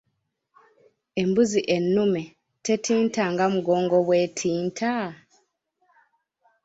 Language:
Ganda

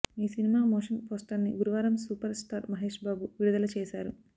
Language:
Telugu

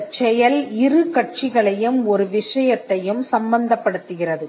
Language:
Tamil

